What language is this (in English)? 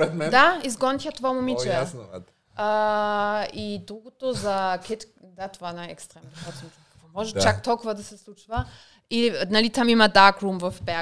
Bulgarian